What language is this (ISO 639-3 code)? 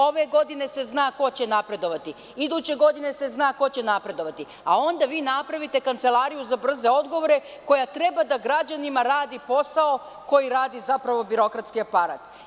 srp